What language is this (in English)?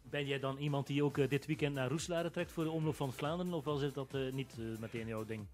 Dutch